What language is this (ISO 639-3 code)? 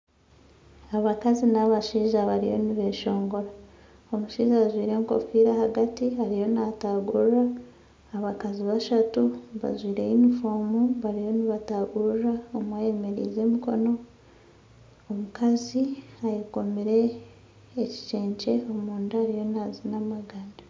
nyn